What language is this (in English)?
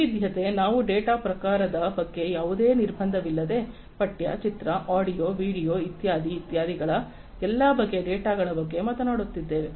Kannada